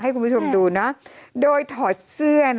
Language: Thai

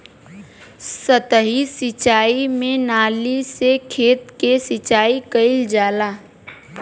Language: Bhojpuri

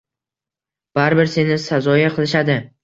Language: Uzbek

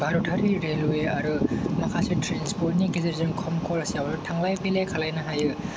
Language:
Bodo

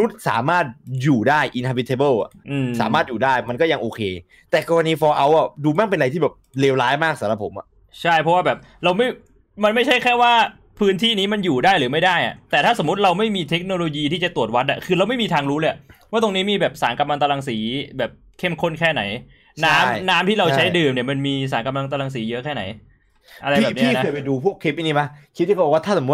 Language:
Thai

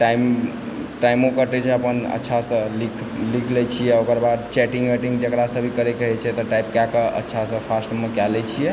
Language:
Maithili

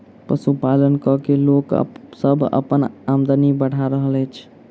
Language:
Maithili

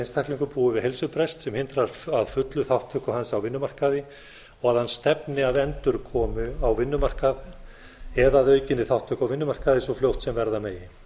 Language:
Icelandic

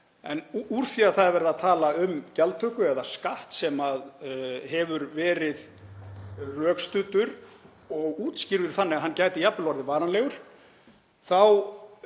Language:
Icelandic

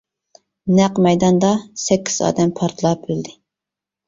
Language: Uyghur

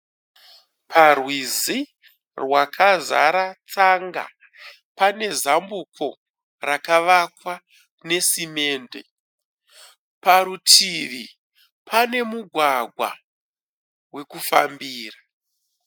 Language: Shona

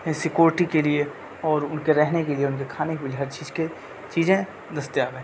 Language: Urdu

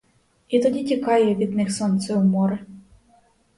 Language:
Ukrainian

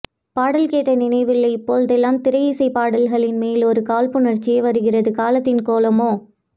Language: Tamil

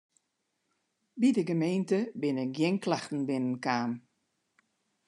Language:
Western Frisian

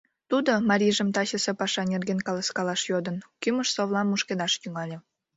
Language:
Mari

